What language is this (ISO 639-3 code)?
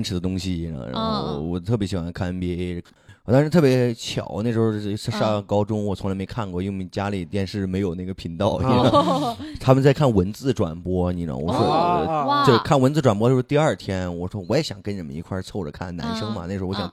zho